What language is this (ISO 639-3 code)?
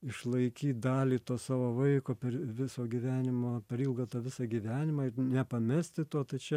lit